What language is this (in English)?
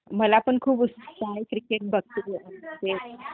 Marathi